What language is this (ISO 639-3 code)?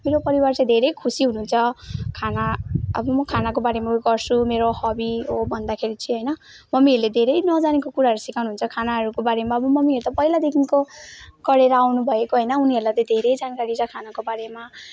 nep